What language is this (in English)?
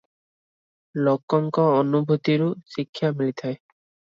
Odia